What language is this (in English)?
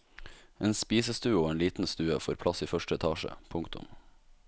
Norwegian